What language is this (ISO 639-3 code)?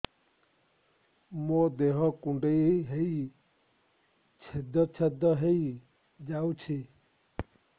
ori